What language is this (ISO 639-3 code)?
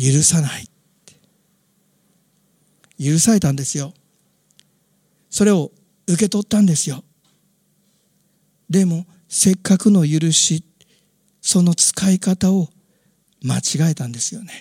jpn